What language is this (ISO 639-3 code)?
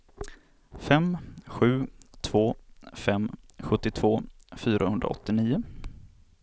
swe